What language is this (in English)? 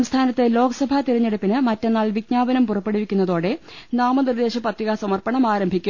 Malayalam